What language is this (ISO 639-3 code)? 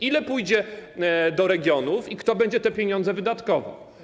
pol